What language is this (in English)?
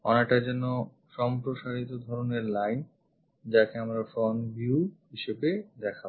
Bangla